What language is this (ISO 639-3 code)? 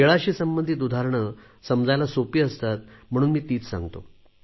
mar